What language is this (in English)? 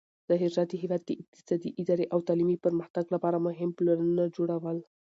Pashto